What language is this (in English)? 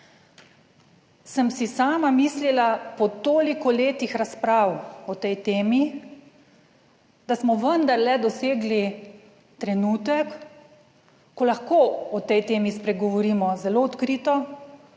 Slovenian